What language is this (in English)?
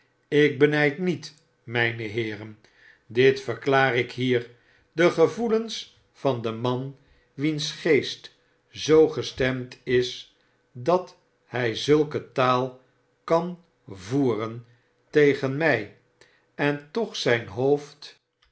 Dutch